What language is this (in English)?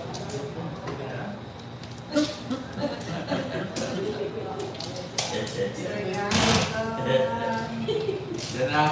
Filipino